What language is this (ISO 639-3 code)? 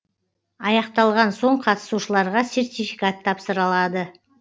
kaz